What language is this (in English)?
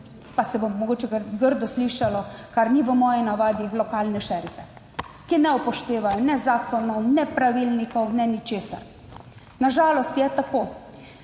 Slovenian